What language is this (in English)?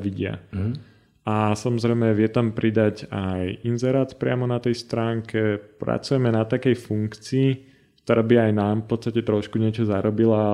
Slovak